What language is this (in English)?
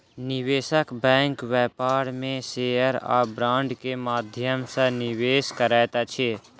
Maithili